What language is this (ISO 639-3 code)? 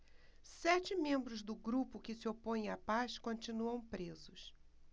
por